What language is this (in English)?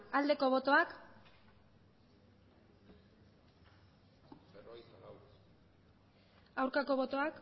Basque